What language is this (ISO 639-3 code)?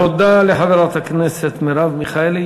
heb